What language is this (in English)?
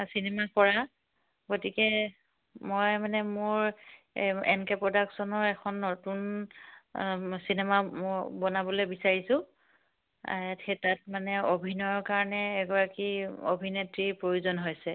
Assamese